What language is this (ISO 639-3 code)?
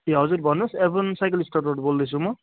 nep